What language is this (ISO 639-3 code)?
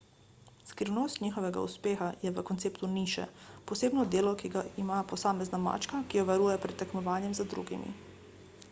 slv